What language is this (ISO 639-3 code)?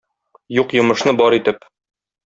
tat